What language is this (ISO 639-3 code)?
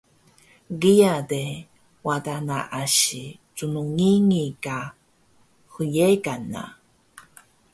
trv